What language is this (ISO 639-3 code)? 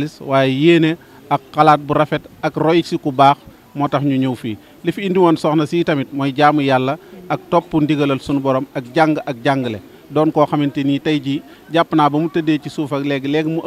ara